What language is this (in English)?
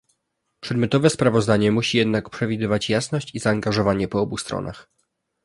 Polish